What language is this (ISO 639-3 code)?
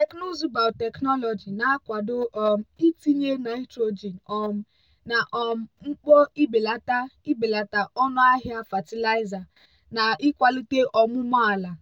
ibo